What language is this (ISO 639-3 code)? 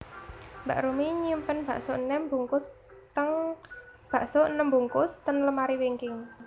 jav